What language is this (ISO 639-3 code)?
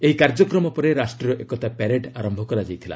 ori